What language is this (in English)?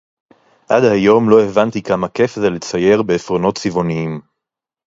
Hebrew